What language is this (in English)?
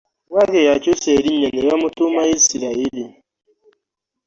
Ganda